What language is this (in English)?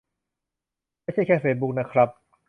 Thai